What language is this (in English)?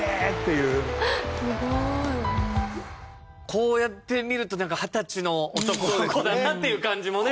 Japanese